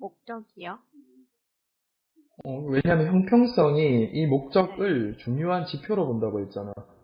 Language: Korean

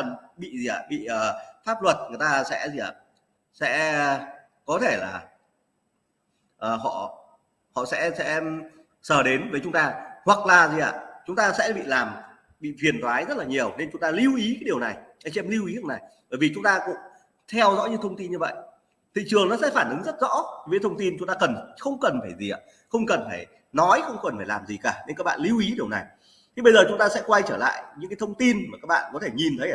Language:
Vietnamese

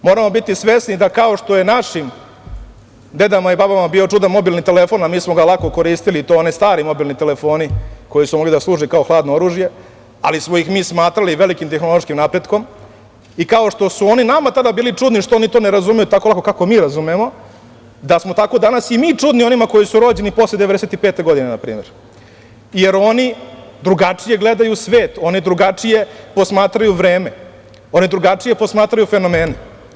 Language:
Serbian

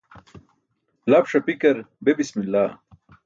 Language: Burushaski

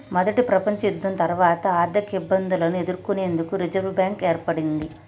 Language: Telugu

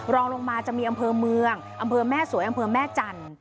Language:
Thai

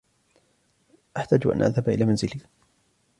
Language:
Arabic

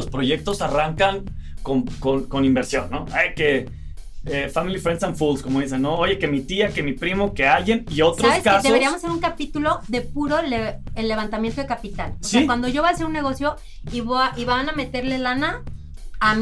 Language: Spanish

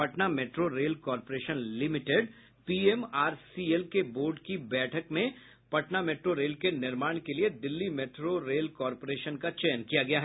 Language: Hindi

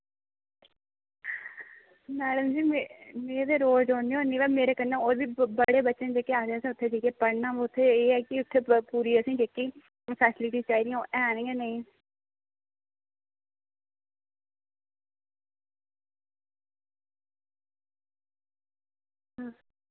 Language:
Dogri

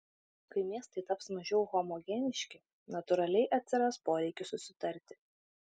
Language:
Lithuanian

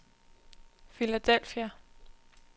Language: Danish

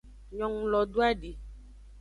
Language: Aja (Benin)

